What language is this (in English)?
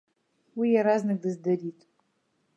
Abkhazian